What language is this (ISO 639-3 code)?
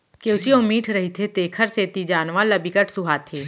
hne